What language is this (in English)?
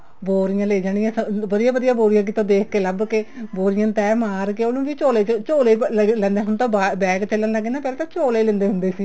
Punjabi